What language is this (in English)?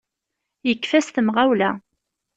Kabyle